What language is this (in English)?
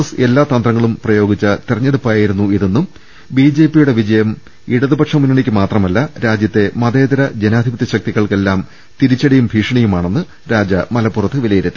Malayalam